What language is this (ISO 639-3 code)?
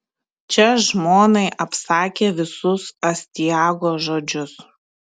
lit